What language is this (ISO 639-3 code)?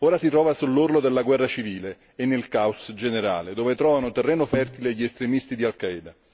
ita